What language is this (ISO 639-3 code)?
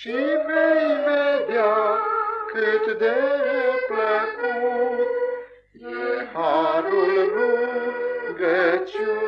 ron